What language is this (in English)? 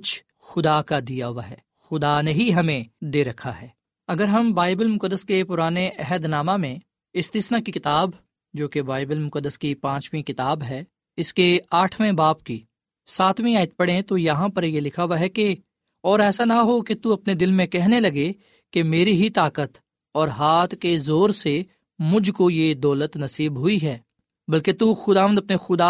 Urdu